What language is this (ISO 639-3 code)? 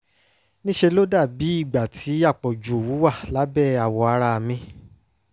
yor